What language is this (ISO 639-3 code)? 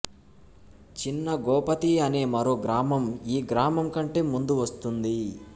tel